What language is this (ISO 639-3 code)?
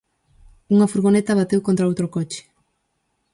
glg